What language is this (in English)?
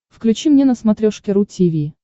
Russian